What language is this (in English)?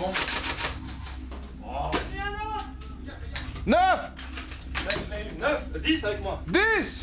French